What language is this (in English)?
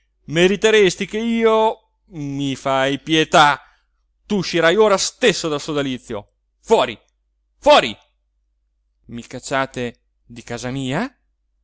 Italian